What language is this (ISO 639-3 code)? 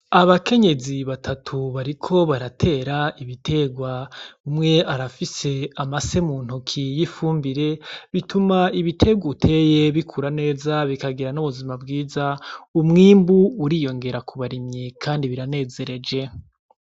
run